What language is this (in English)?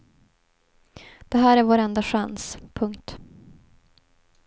Swedish